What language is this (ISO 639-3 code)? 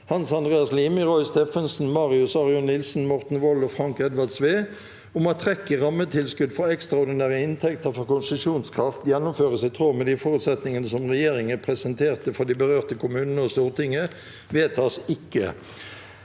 nor